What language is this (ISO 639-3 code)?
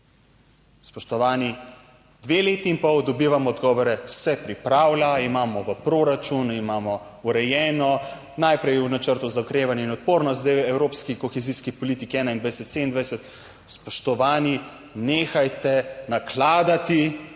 slv